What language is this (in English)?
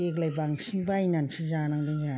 Bodo